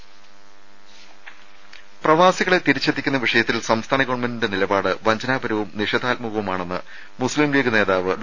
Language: Malayalam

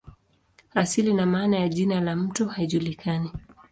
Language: Swahili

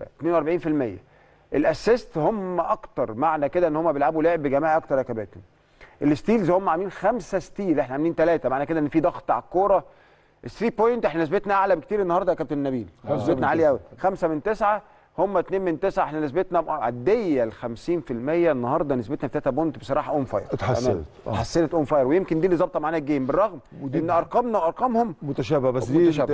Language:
Arabic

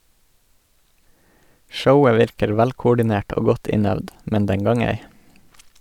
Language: Norwegian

